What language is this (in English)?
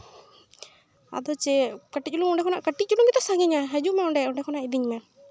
Santali